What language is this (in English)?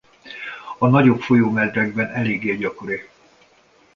Hungarian